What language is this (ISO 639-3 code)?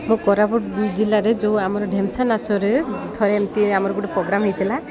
ori